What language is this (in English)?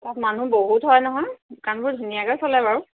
Assamese